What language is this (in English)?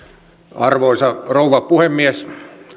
Finnish